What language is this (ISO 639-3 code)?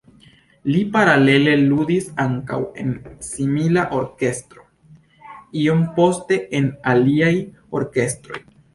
epo